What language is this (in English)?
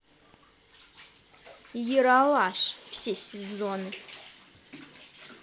Russian